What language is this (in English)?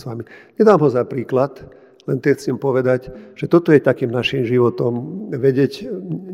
Slovak